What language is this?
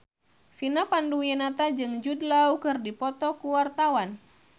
Sundanese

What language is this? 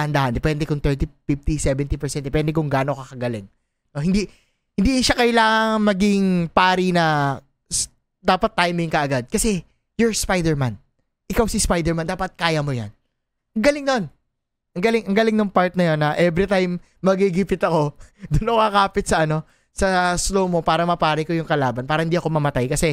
Filipino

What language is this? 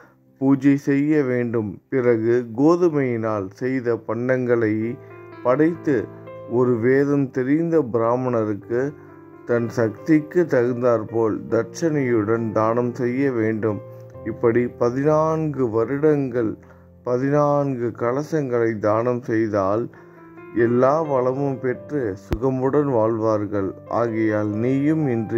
Tamil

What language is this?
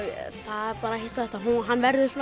Icelandic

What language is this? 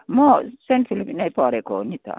Nepali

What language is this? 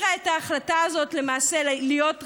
Hebrew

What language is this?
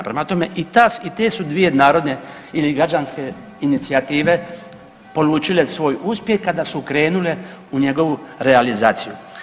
Croatian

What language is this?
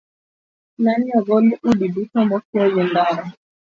Luo (Kenya and Tanzania)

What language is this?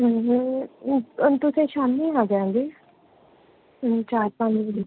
Punjabi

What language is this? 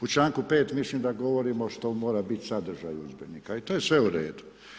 Croatian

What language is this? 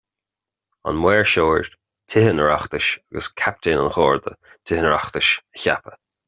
Irish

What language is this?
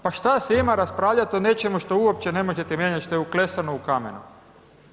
Croatian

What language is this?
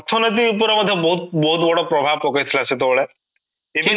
Odia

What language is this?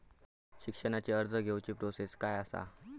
Marathi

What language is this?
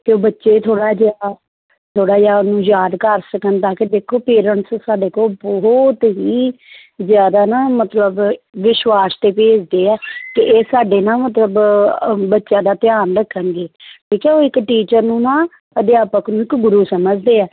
Punjabi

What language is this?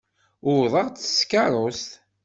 Kabyle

